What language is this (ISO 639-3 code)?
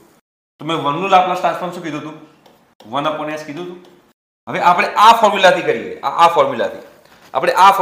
hin